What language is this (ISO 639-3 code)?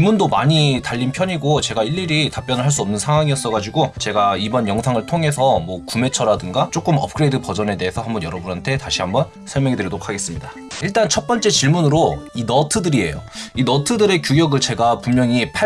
kor